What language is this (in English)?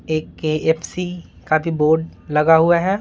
Hindi